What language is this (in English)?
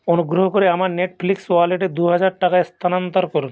Bangla